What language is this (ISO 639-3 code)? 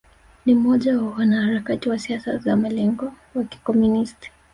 swa